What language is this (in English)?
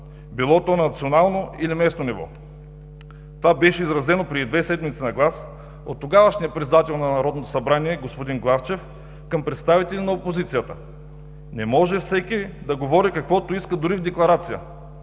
Bulgarian